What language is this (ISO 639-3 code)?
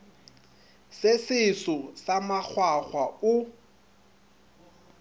nso